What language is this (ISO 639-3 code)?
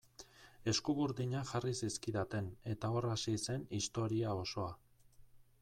eus